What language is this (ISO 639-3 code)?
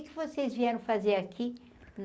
por